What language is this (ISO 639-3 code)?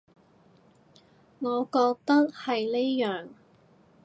yue